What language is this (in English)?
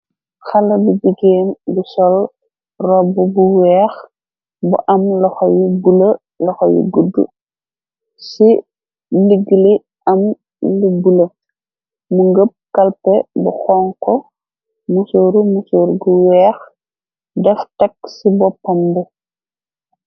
Wolof